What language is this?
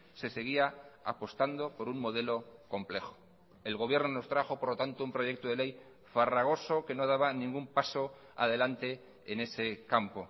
Spanish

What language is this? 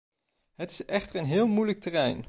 Dutch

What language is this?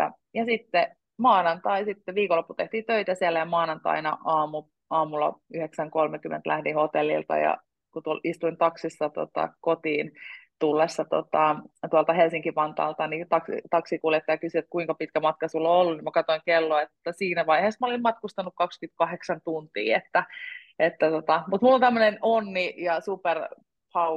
Finnish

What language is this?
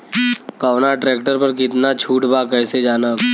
Bhojpuri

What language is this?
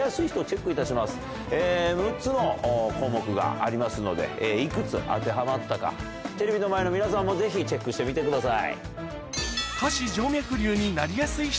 Japanese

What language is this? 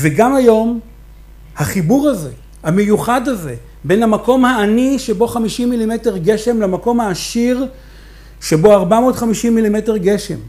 Hebrew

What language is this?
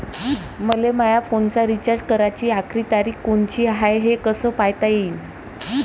Marathi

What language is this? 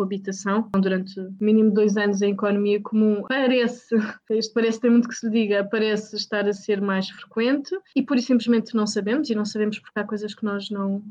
Portuguese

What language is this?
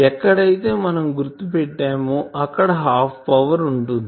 Telugu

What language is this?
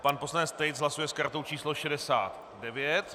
Czech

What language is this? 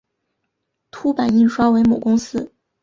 Chinese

